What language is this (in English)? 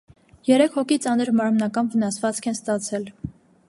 Armenian